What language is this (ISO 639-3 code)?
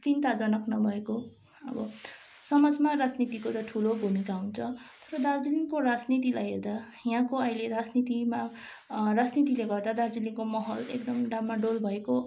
nep